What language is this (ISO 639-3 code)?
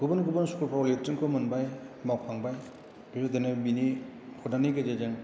brx